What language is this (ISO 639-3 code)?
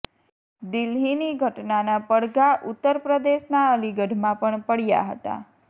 guj